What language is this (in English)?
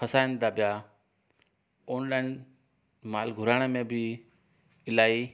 Sindhi